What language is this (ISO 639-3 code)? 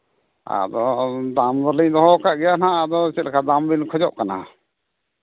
sat